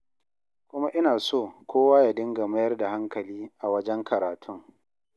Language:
Hausa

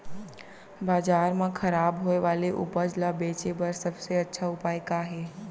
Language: Chhattisgarhi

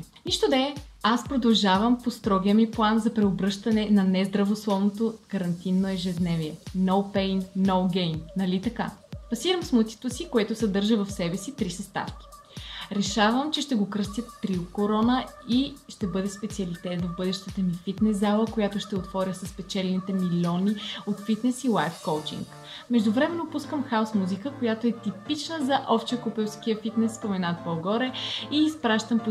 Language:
Bulgarian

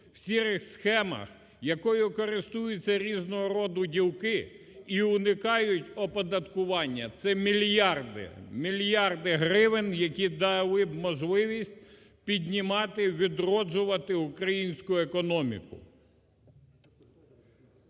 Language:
Ukrainian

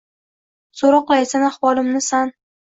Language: Uzbek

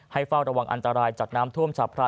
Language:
Thai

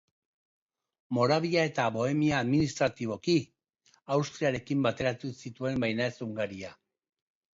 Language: Basque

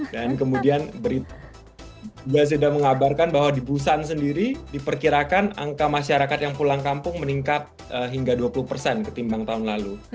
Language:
Indonesian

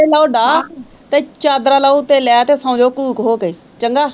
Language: Punjabi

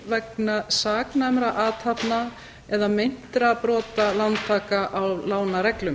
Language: Icelandic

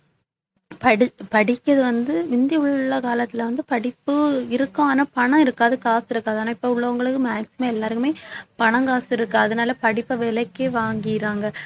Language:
Tamil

